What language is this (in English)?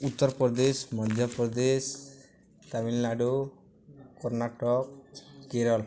Odia